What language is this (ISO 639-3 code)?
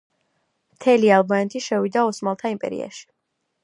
kat